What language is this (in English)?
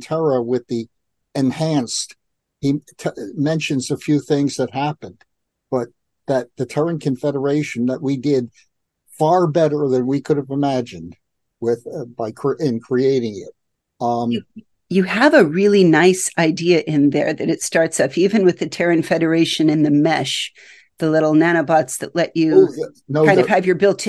English